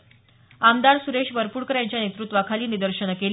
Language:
Marathi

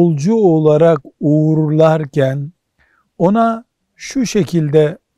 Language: Turkish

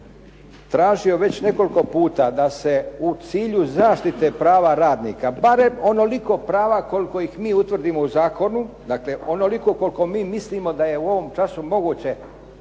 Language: Croatian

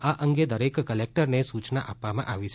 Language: Gujarati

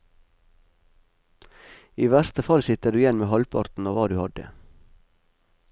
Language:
Norwegian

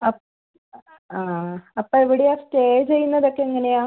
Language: Malayalam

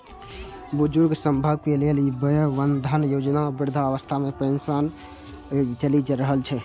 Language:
Maithili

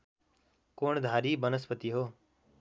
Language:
Nepali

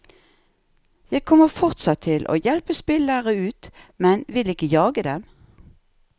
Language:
Norwegian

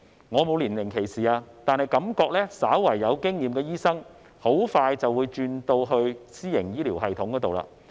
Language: Cantonese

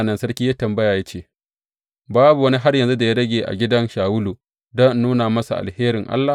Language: Hausa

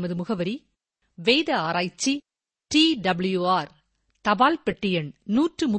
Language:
Tamil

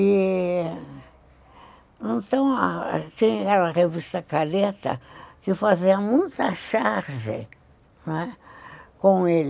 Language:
Portuguese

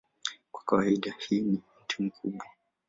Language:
Swahili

